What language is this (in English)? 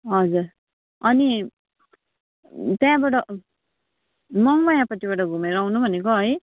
Nepali